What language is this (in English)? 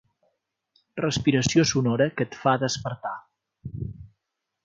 Catalan